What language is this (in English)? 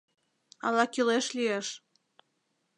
Mari